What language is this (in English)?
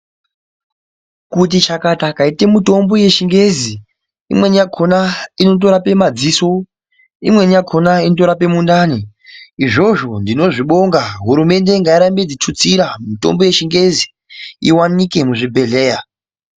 Ndau